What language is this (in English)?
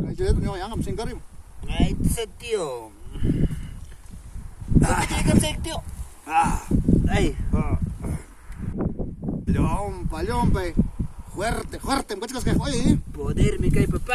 Spanish